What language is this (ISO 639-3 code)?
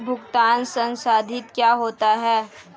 hin